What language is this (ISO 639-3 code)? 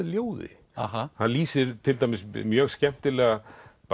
isl